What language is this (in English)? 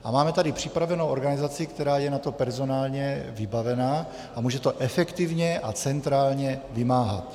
Czech